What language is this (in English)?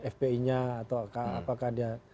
Indonesian